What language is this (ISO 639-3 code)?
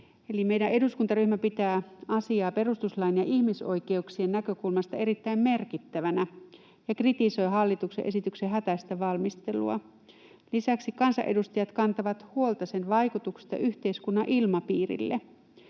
fin